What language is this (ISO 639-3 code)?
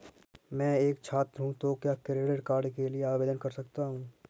hin